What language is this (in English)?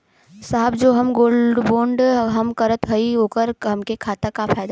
Bhojpuri